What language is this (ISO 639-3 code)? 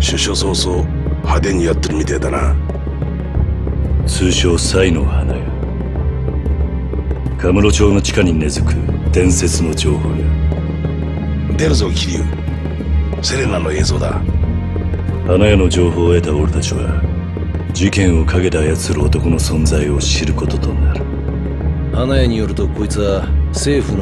jpn